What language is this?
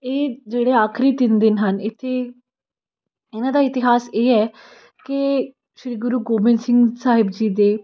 Punjabi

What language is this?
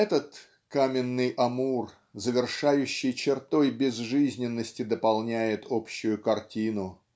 Russian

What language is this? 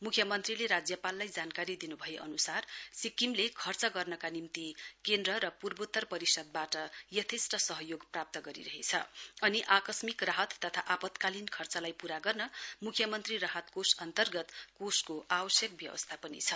Nepali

